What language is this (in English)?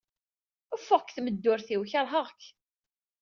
Kabyle